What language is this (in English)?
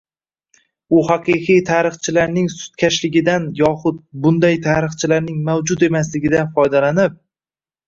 Uzbek